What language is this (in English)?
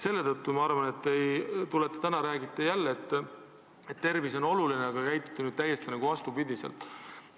Estonian